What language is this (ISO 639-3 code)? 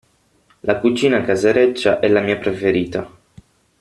ita